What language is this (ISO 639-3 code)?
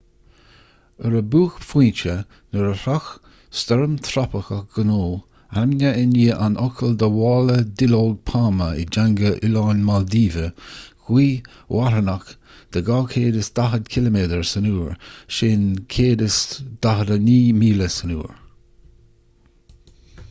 gle